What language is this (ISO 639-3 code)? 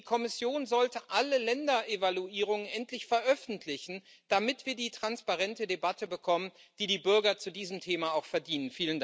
deu